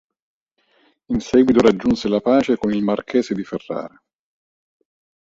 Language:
Italian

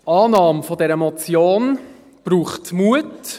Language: Swiss German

